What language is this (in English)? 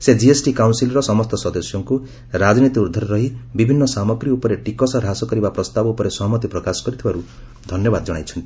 Odia